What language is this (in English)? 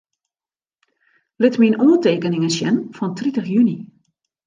Western Frisian